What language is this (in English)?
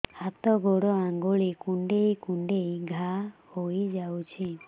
Odia